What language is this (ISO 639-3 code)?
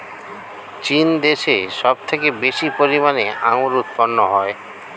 ben